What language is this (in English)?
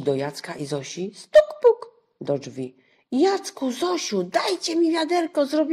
Polish